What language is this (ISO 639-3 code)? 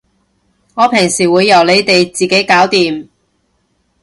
yue